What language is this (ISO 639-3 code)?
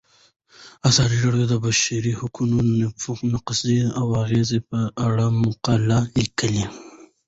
pus